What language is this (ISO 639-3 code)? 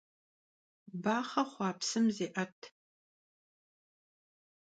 kbd